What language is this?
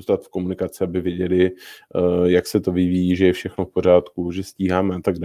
Czech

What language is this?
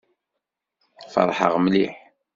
Kabyle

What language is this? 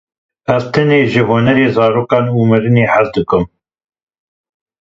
Kurdish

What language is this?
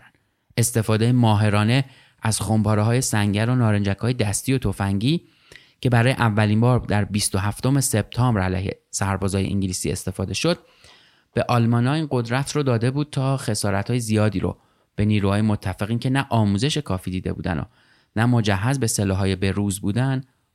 Persian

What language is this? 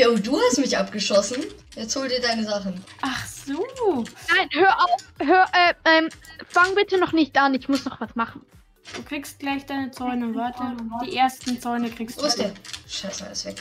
German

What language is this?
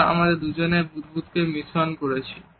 Bangla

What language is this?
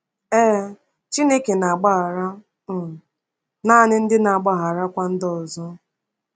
Igbo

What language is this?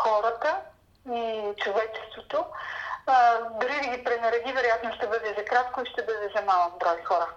Bulgarian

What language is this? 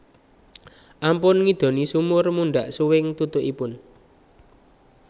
Javanese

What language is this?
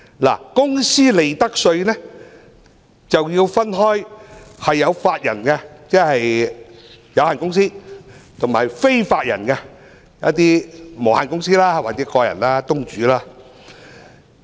Cantonese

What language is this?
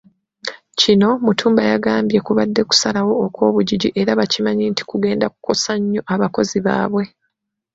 Ganda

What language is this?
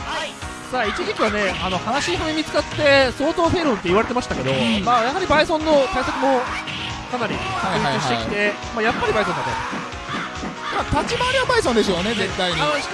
Japanese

